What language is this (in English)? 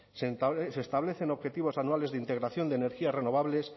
Spanish